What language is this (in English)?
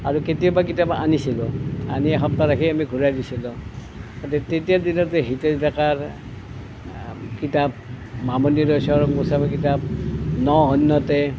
Assamese